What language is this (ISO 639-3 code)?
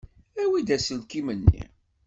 kab